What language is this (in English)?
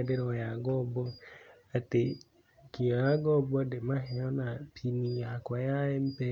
Kikuyu